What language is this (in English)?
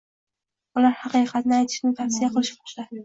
Uzbek